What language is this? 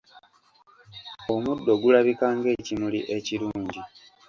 Ganda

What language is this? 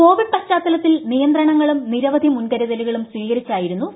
Malayalam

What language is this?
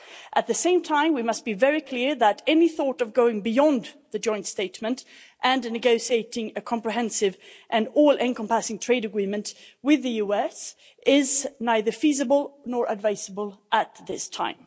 English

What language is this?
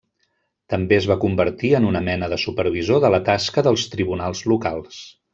Catalan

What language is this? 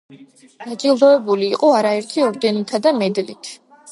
Georgian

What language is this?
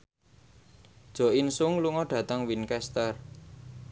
Javanese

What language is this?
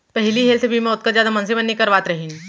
Chhattisgarhi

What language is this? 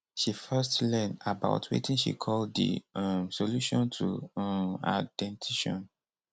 Nigerian Pidgin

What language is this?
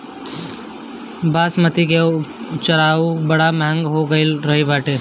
Bhojpuri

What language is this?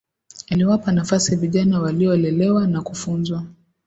Swahili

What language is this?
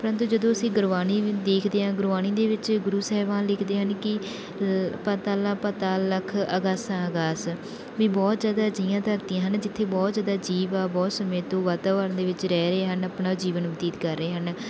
Punjabi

